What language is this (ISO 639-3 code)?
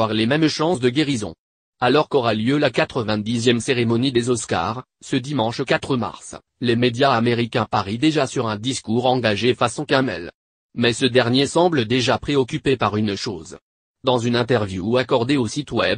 fra